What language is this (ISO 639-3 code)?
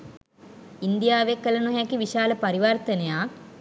sin